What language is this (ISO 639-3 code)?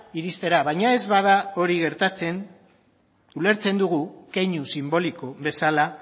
eus